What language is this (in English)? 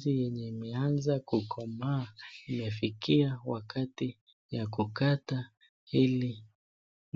Swahili